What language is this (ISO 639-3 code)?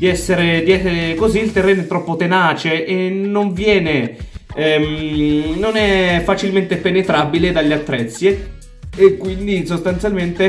ita